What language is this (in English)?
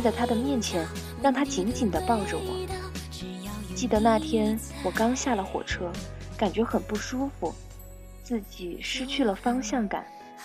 Chinese